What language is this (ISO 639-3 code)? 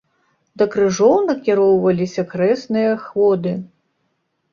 bel